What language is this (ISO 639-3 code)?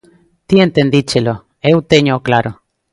glg